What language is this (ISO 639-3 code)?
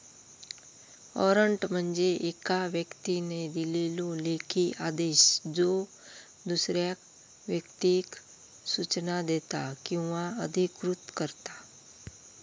mar